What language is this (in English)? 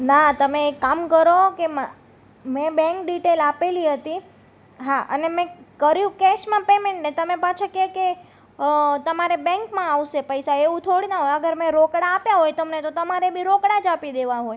Gujarati